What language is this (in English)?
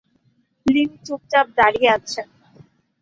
Bangla